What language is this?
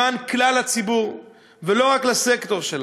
Hebrew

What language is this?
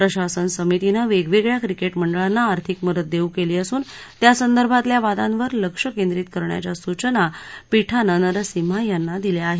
Marathi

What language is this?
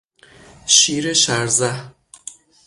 Persian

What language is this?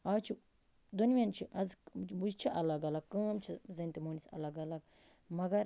Kashmiri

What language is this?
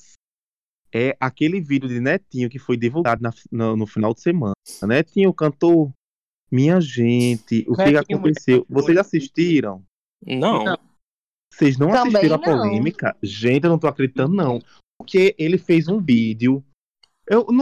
Portuguese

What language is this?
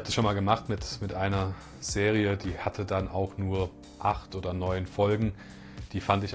German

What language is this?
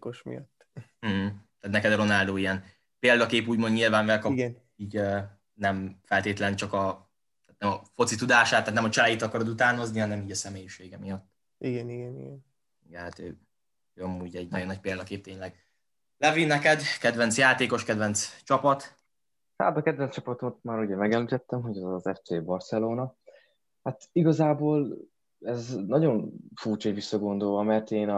Hungarian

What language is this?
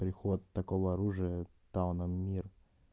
Russian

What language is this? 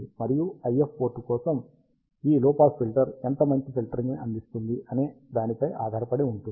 Telugu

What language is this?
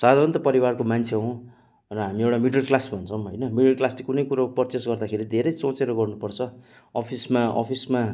Nepali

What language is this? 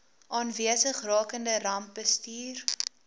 Afrikaans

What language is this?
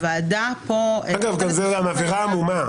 Hebrew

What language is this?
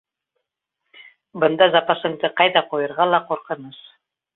Bashkir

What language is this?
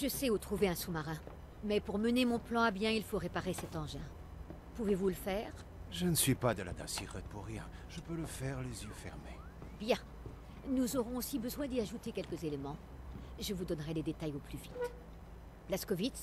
French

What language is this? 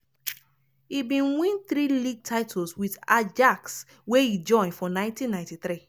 Nigerian Pidgin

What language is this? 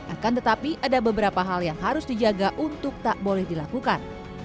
Indonesian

